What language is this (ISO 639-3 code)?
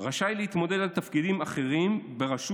heb